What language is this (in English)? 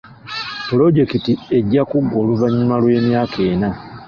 Ganda